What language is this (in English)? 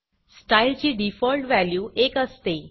Marathi